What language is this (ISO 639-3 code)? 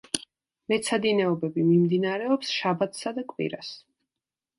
kat